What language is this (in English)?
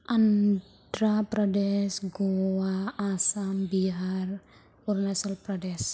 Bodo